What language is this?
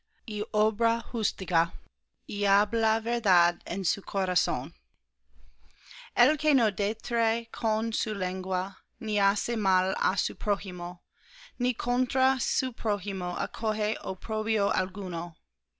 Spanish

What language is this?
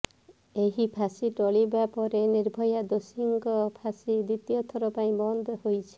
Odia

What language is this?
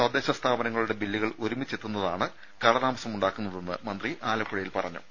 Malayalam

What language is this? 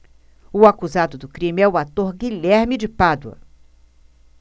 Portuguese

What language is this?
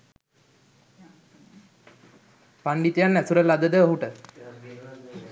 Sinhala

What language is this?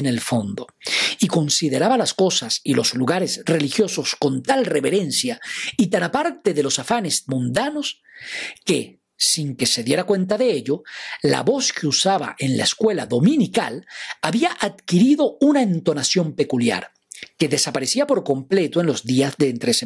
Spanish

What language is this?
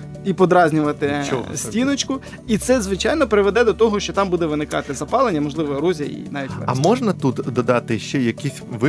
Ukrainian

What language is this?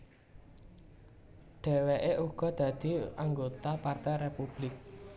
Javanese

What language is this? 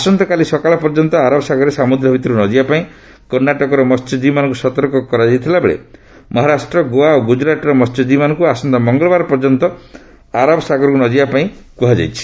Odia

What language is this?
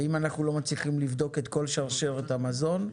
Hebrew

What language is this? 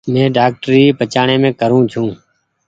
Goaria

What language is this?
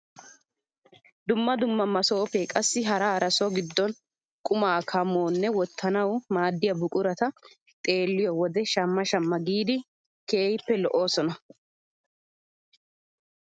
Wolaytta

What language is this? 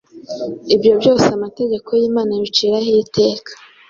Kinyarwanda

